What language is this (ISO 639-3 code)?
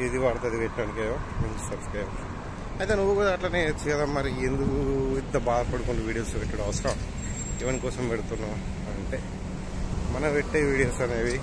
tel